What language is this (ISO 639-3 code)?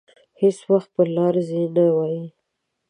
pus